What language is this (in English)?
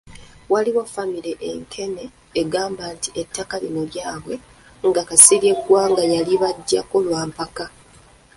Ganda